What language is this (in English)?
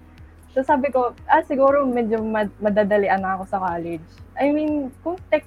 Filipino